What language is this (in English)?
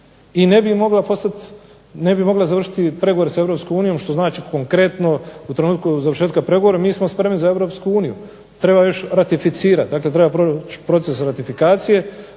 Croatian